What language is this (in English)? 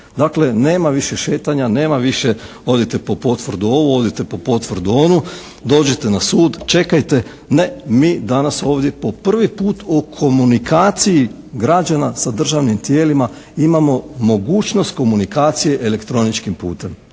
Croatian